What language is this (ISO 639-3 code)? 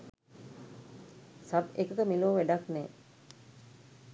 sin